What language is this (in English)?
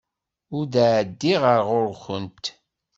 Kabyle